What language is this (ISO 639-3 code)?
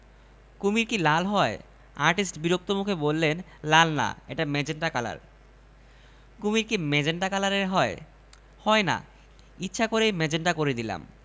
ben